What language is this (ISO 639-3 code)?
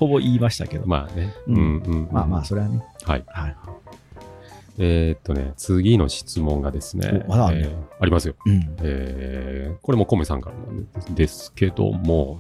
jpn